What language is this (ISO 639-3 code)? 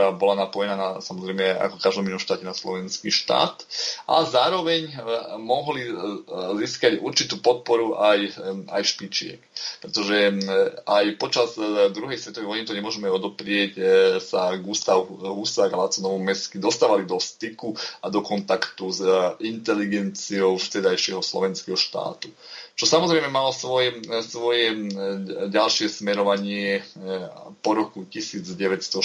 slk